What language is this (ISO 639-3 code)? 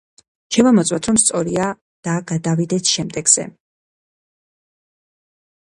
kat